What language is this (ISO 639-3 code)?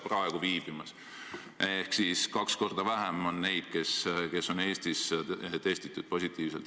est